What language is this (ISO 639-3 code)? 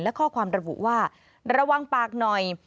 tha